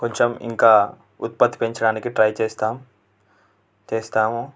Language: Telugu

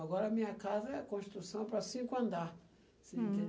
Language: Portuguese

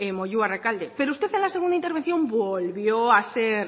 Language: Spanish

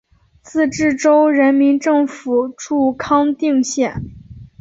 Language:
Chinese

